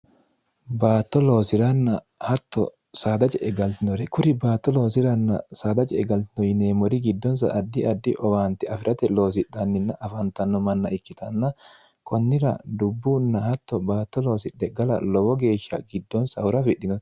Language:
Sidamo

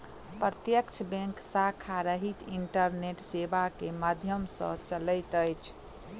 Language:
Maithili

